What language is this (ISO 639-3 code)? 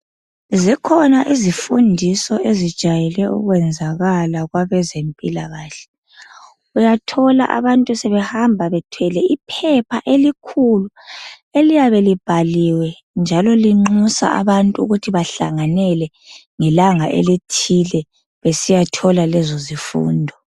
nde